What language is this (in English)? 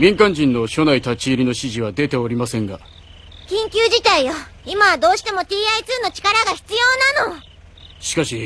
Japanese